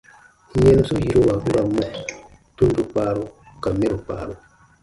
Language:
Baatonum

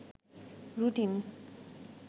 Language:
Bangla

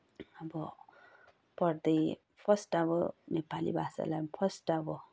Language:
Nepali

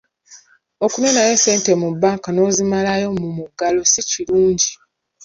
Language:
Ganda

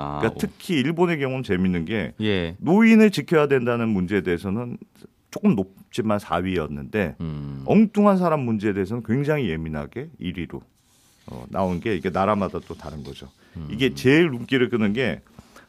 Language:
Korean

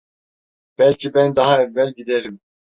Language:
Turkish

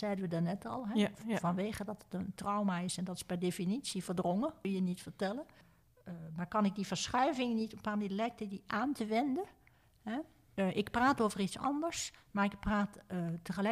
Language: Dutch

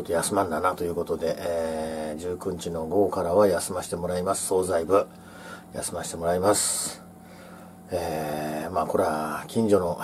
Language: Japanese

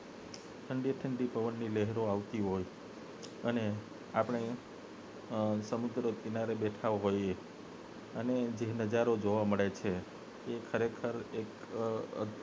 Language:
Gujarati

